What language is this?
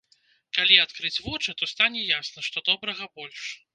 Belarusian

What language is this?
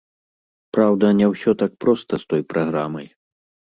Belarusian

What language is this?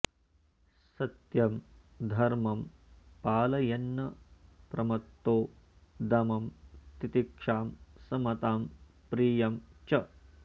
Sanskrit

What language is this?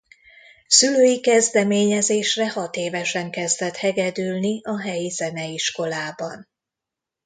Hungarian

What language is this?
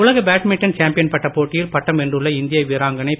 Tamil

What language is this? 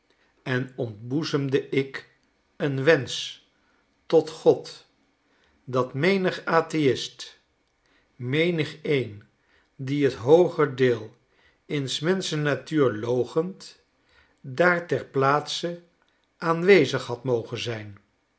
Dutch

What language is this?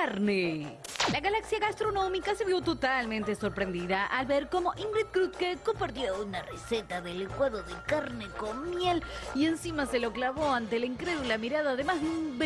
Spanish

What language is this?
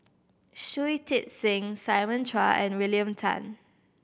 English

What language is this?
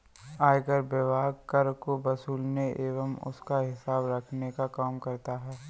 Hindi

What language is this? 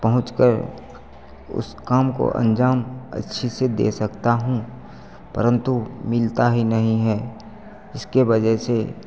Hindi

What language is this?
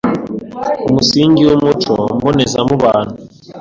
Kinyarwanda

